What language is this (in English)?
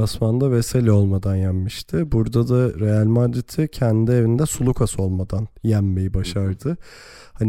Turkish